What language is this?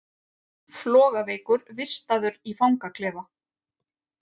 Icelandic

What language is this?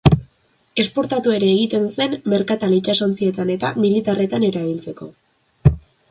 Basque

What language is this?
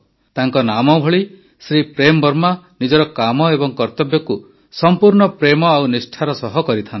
Odia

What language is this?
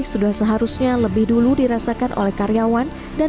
Indonesian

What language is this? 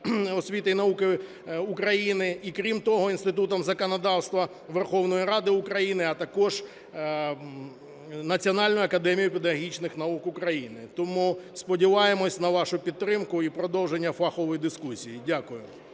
Ukrainian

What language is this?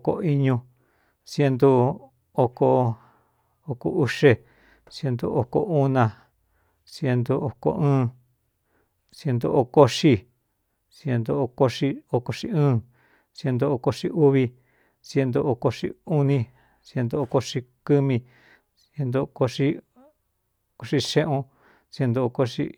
Cuyamecalco Mixtec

